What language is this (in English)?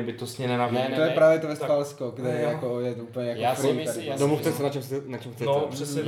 Czech